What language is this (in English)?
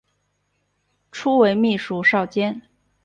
Chinese